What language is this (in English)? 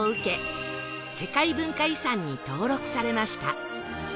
Japanese